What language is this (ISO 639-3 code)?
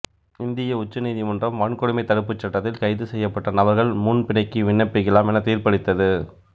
tam